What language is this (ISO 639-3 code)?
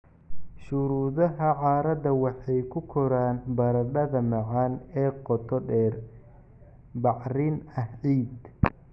som